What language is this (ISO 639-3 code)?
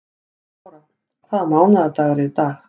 isl